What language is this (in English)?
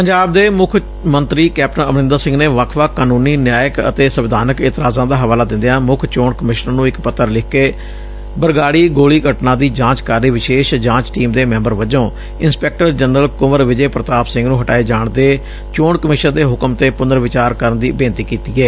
Punjabi